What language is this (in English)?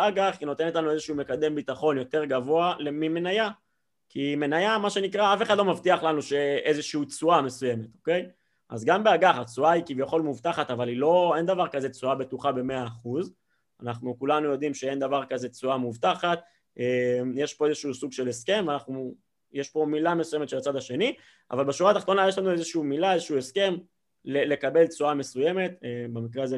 Hebrew